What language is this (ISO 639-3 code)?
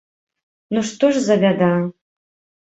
bel